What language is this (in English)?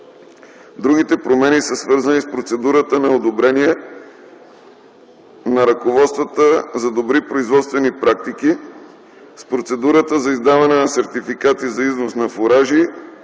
Bulgarian